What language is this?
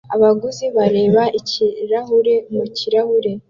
Kinyarwanda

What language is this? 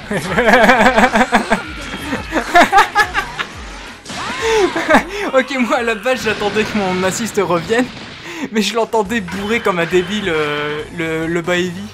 French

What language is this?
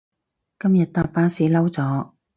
Cantonese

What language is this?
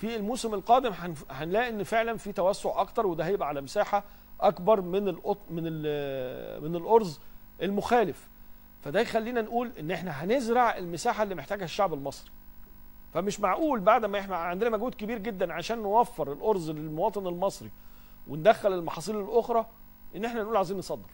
Arabic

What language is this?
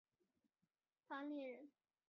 Chinese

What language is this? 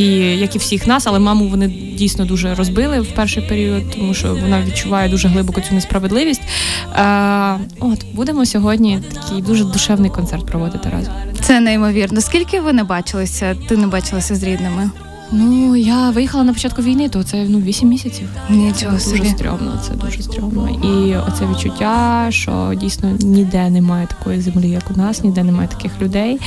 Ukrainian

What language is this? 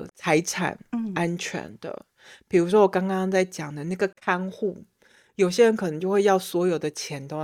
Chinese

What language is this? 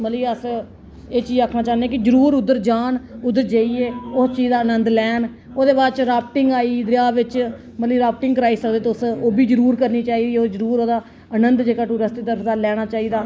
Dogri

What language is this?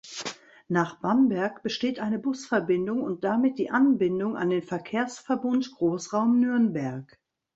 German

